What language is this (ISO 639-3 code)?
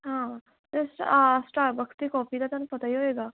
pan